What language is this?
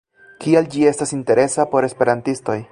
Esperanto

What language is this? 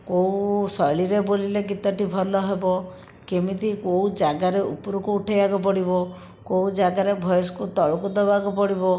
Odia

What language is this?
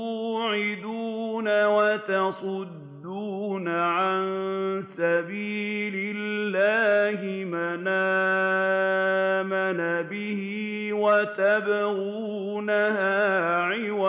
Arabic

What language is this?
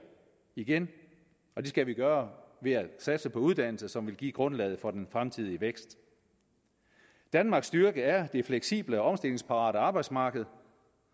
Danish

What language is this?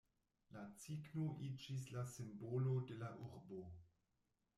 Esperanto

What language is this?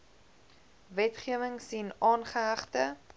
Afrikaans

